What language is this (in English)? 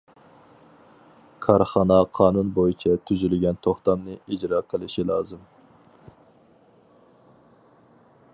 Uyghur